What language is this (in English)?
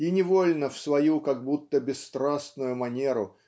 Russian